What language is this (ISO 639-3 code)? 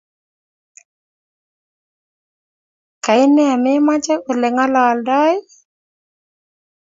kln